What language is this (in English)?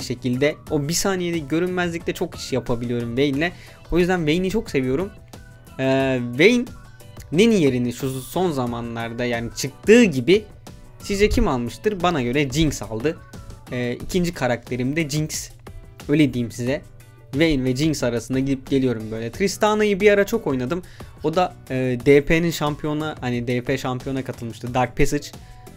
Turkish